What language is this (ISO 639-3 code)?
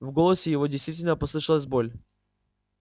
rus